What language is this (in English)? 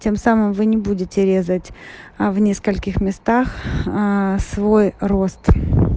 Russian